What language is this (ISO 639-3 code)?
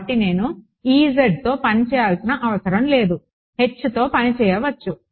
tel